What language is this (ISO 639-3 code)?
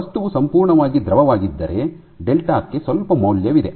kan